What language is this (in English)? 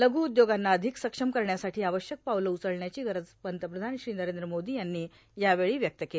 Marathi